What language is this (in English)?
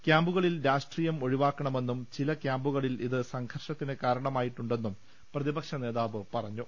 Malayalam